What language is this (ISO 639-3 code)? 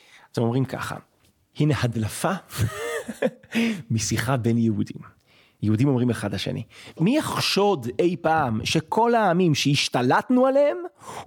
heb